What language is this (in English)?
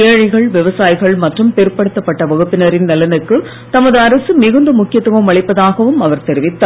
Tamil